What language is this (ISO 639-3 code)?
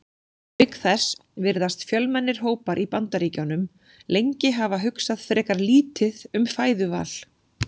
isl